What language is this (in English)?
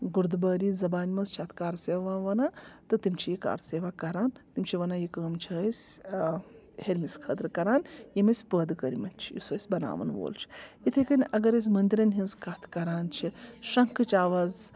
Kashmiri